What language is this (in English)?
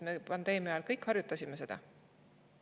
Estonian